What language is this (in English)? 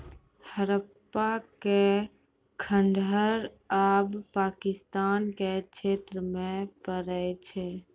Maithili